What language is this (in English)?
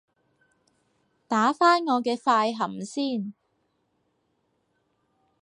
Cantonese